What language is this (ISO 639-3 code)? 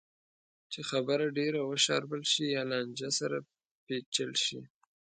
pus